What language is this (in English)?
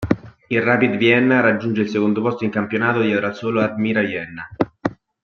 Italian